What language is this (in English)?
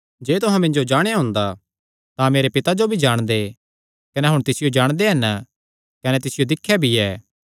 Kangri